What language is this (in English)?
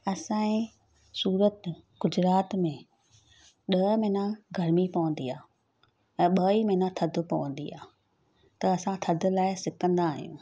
Sindhi